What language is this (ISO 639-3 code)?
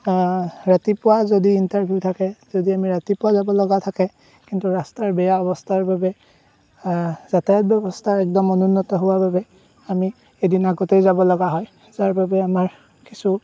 asm